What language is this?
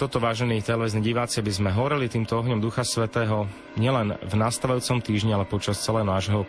Slovak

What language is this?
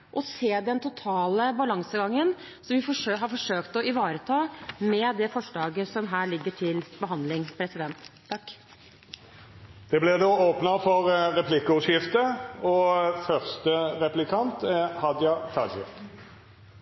Norwegian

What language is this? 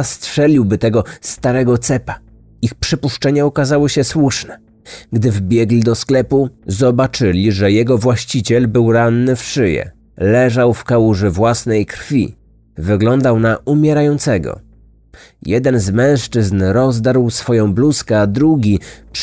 Polish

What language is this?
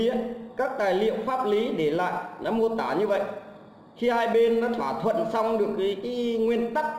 Vietnamese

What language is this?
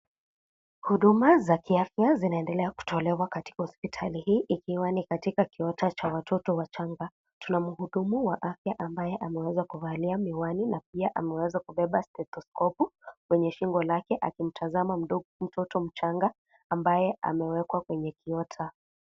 Swahili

